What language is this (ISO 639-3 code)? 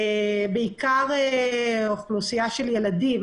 heb